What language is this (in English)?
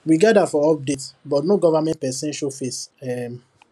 Nigerian Pidgin